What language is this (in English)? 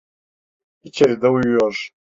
Turkish